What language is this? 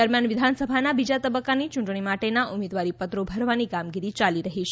Gujarati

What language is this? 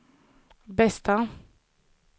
Swedish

